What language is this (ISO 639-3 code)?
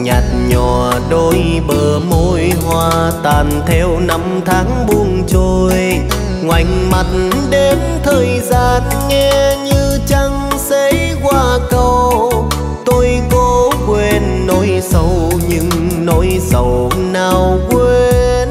vie